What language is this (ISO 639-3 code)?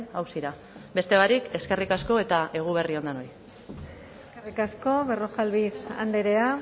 eus